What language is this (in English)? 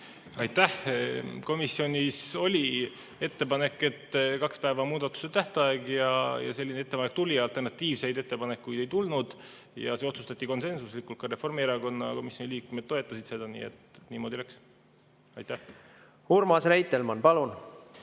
Estonian